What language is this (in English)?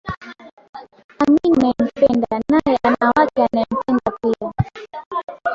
Swahili